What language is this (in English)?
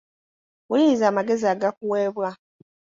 Ganda